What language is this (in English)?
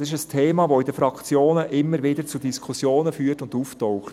Swiss German